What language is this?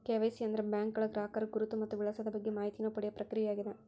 Kannada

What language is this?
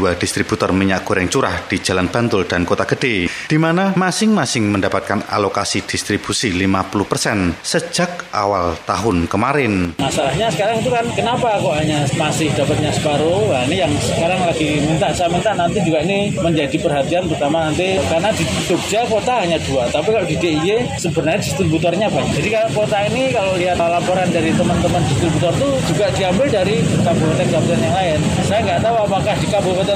Indonesian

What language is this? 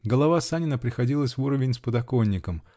Russian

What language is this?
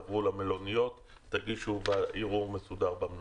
Hebrew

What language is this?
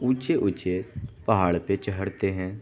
Urdu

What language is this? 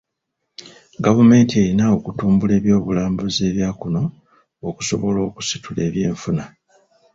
Ganda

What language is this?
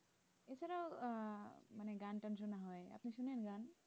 Bangla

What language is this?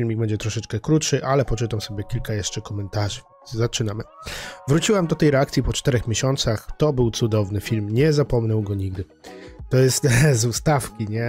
Polish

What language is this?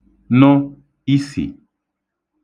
Igbo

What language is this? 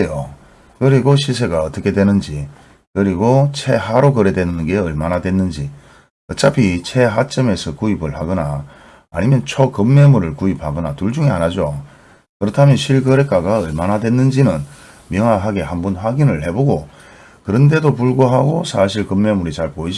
Korean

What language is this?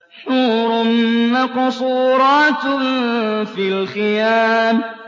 Arabic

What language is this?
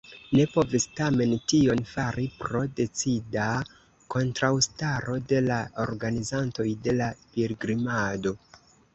Esperanto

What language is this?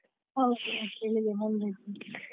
Kannada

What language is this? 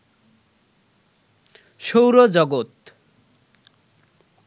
Bangla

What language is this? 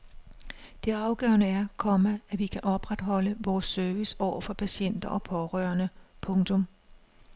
Danish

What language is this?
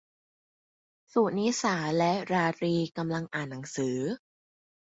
Thai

